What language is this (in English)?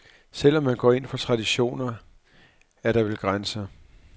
Danish